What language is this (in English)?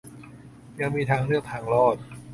Thai